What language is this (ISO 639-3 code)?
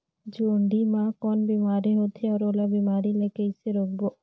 hne